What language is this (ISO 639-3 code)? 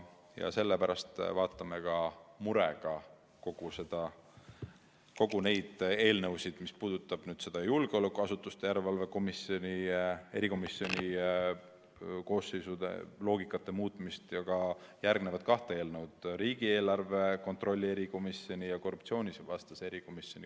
est